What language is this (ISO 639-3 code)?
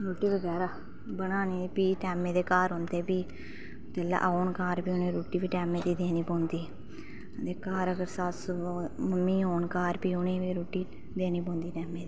doi